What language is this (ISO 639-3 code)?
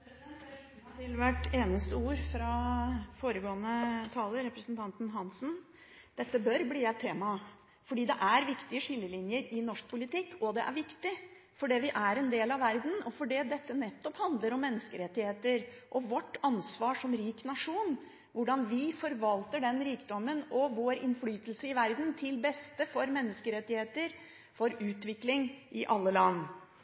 nob